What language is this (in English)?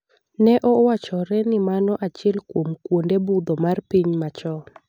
Luo (Kenya and Tanzania)